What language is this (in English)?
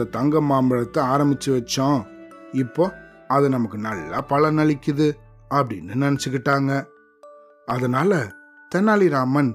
Tamil